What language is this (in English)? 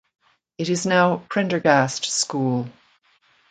English